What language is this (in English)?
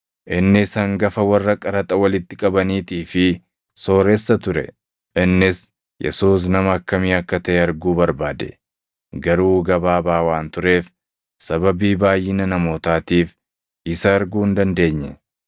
Oromo